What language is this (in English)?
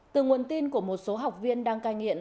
Vietnamese